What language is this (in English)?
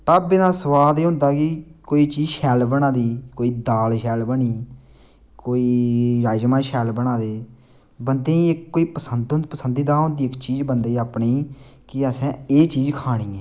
Dogri